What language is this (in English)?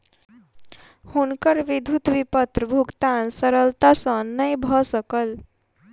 Maithili